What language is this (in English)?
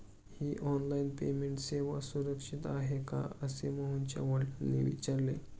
Marathi